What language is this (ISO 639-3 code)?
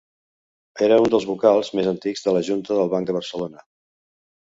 cat